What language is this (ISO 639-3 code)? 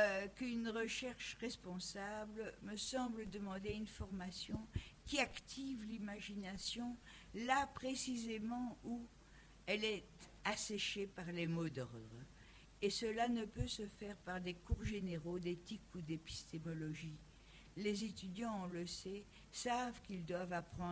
fra